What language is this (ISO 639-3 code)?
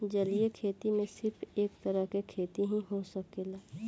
bho